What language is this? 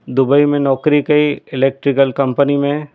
Sindhi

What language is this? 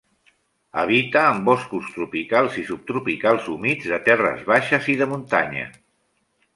Catalan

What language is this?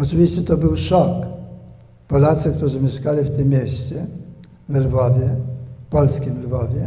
Polish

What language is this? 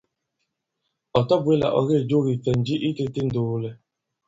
Bankon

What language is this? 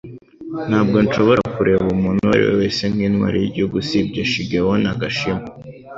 Kinyarwanda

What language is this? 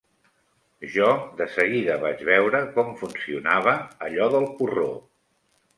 Catalan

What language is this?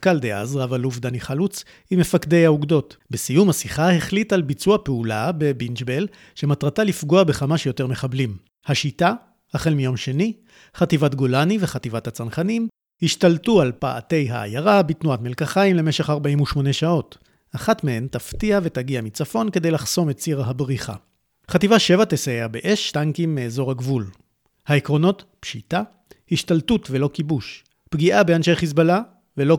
Hebrew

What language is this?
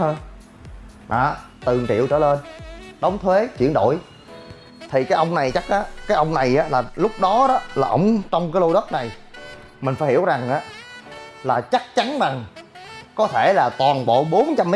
Vietnamese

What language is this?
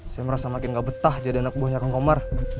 Indonesian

